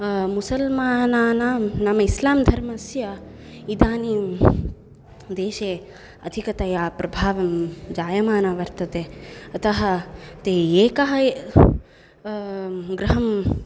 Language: Sanskrit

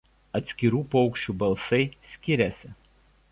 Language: Lithuanian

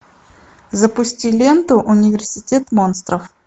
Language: Russian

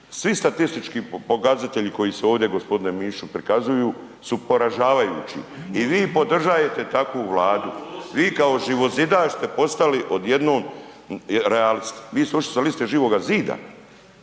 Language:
Croatian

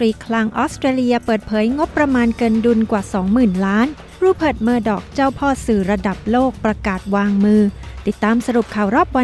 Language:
Thai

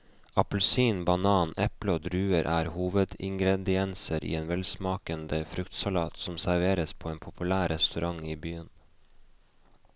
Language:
Norwegian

